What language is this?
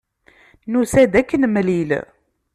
Kabyle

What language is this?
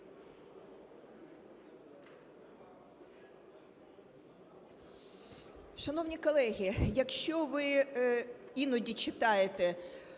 Ukrainian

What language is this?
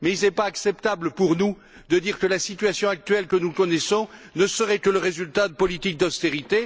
French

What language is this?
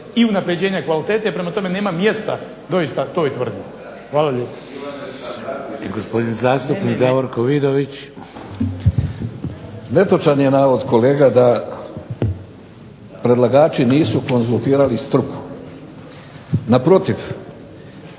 Croatian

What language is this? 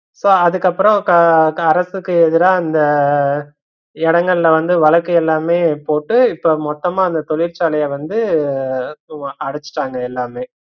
Tamil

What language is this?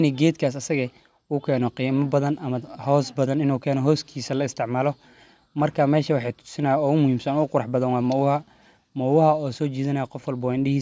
Somali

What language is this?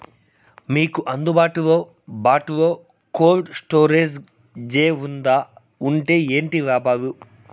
Telugu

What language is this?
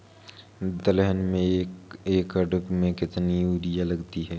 Hindi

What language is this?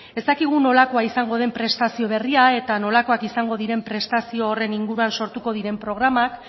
Basque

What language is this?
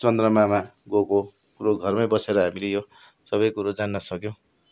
Nepali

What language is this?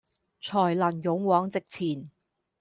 Cantonese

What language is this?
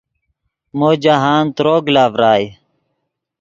Yidgha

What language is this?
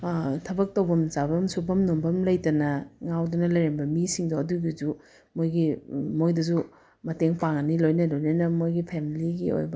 Manipuri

